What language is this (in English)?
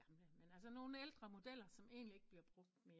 Danish